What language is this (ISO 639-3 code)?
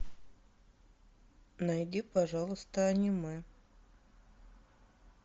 rus